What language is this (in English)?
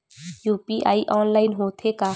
Chhattisgarhi